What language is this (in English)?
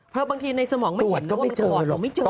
Thai